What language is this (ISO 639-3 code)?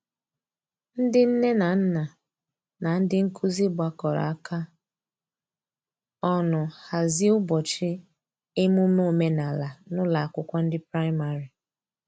ibo